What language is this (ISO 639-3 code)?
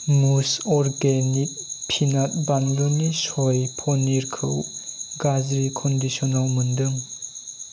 brx